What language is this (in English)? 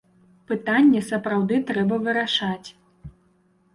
Belarusian